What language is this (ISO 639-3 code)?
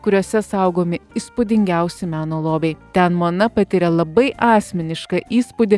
lit